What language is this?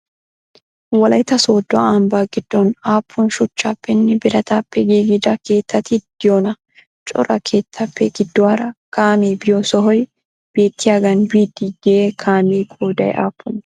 Wolaytta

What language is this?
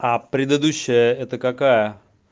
Russian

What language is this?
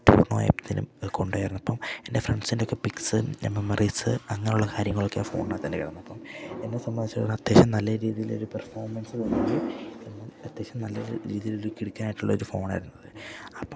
Malayalam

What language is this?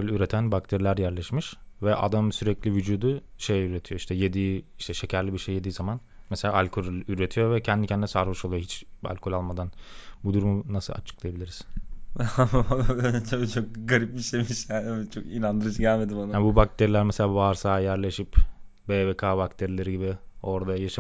Turkish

